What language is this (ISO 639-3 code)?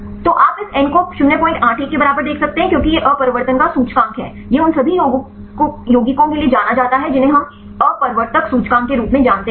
hin